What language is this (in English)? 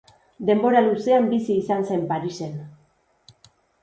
Basque